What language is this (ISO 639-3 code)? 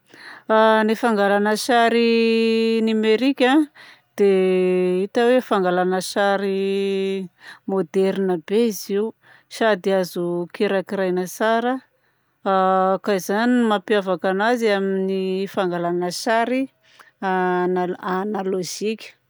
bzc